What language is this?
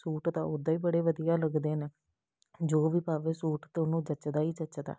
Punjabi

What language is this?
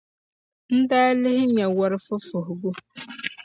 Dagbani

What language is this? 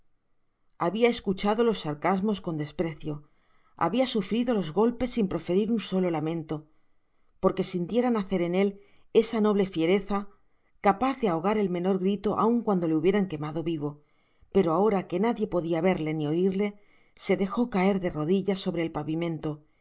Spanish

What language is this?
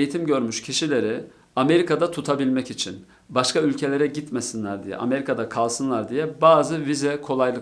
Turkish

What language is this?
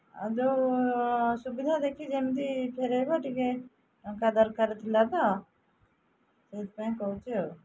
Odia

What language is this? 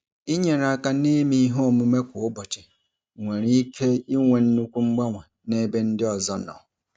Igbo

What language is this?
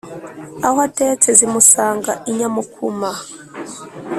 Kinyarwanda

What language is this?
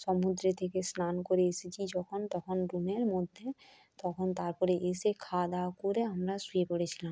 Bangla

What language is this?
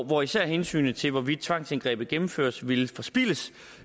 Danish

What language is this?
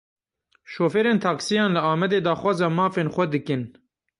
Kurdish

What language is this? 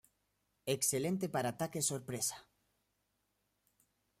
Spanish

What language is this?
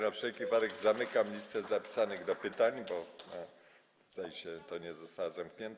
Polish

